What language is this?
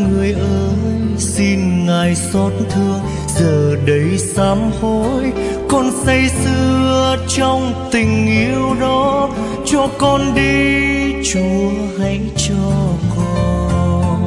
Vietnamese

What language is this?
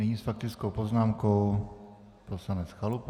Czech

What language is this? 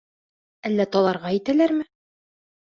Bashkir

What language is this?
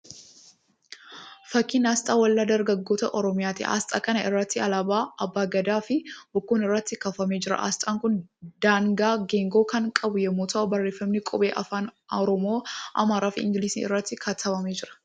Oromo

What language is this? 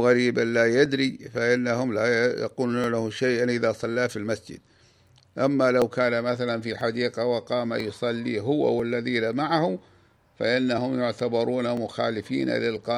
Arabic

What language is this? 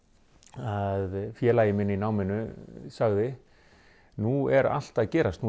Icelandic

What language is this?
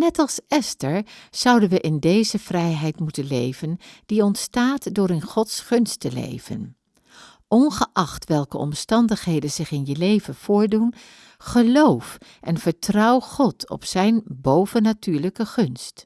Dutch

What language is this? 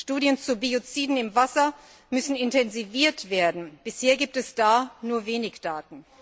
German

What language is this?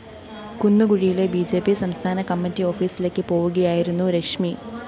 Malayalam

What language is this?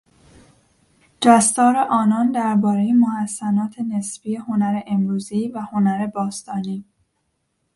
Persian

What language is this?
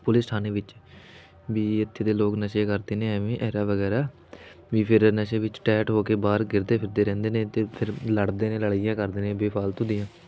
Punjabi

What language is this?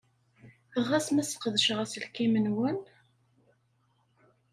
Kabyle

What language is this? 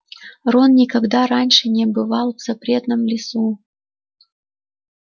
Russian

